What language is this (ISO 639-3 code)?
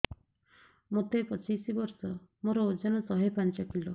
ori